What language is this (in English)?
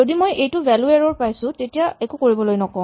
Assamese